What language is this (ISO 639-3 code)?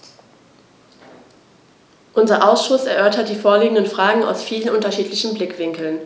deu